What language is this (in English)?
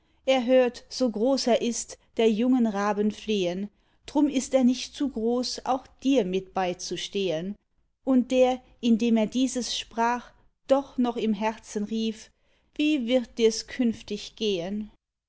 German